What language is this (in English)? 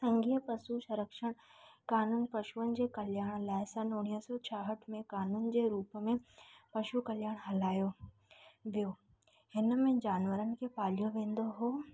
Sindhi